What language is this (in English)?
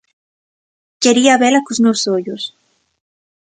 Galician